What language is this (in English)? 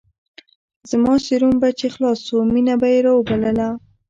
Pashto